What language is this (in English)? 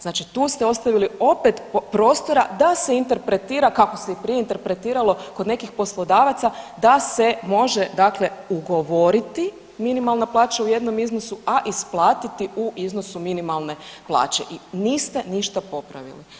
Croatian